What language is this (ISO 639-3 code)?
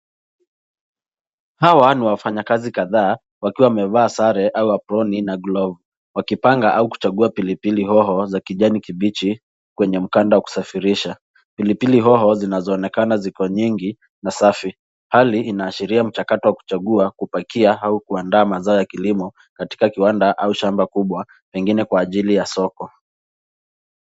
swa